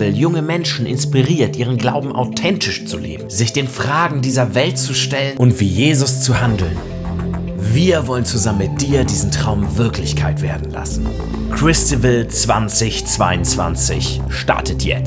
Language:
German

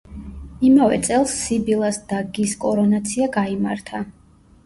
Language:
Georgian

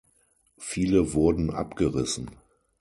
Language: German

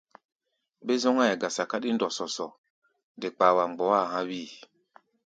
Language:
Gbaya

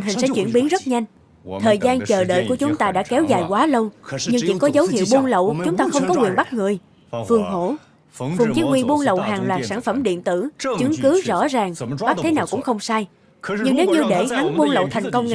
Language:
Vietnamese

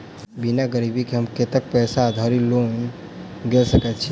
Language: Maithili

